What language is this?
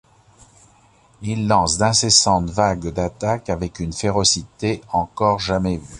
French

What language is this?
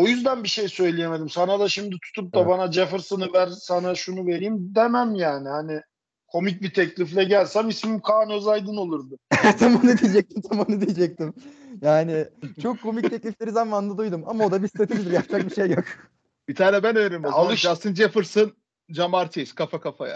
Turkish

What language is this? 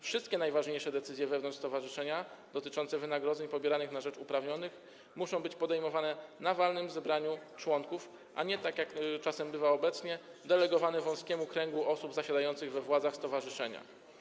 Polish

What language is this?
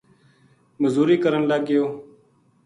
Gujari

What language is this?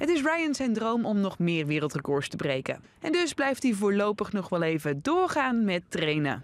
Dutch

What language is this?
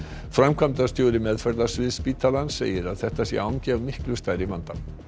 Icelandic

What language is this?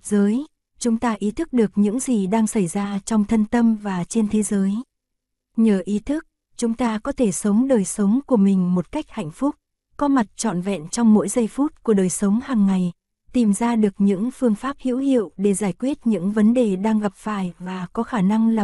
Vietnamese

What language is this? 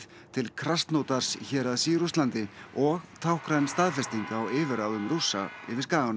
Icelandic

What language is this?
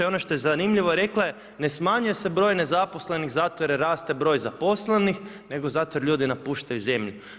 Croatian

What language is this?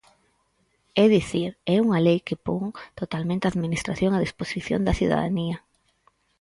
Galician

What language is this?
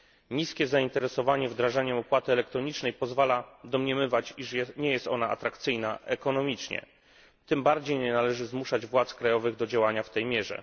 Polish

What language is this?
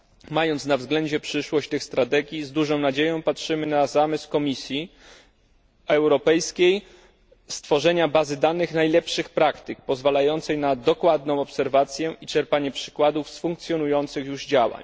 Polish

